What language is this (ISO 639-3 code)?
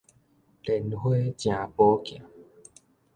nan